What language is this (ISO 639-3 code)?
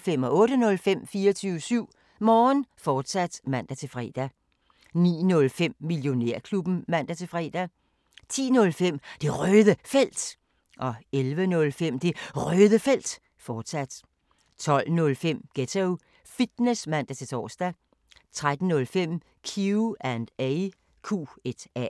dan